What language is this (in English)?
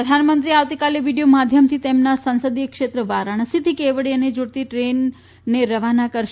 Gujarati